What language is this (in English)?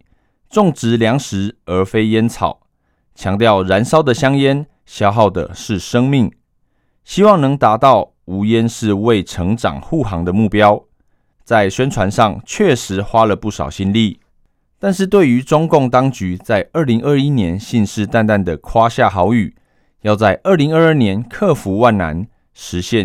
Chinese